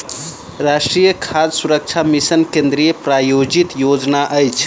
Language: Maithili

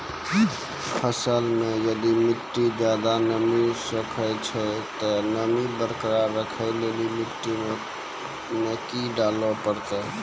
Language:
Maithili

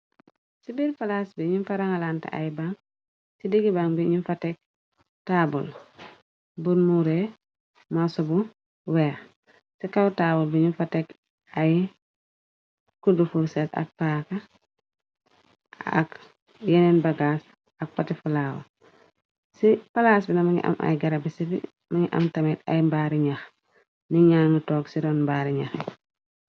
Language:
Wolof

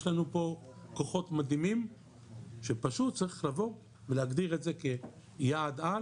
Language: Hebrew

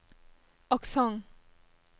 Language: Norwegian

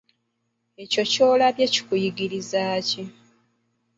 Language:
Ganda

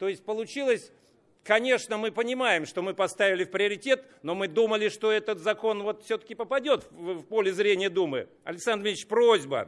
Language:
Russian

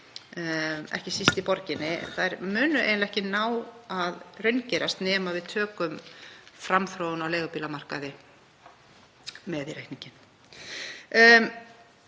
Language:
Icelandic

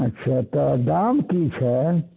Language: Maithili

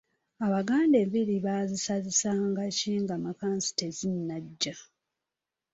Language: Ganda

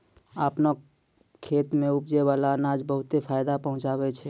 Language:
Maithili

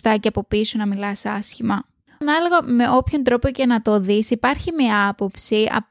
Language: Greek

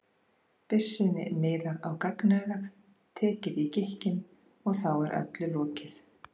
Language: Icelandic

